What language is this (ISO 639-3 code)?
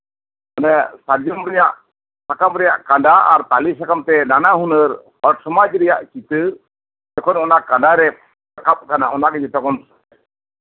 sat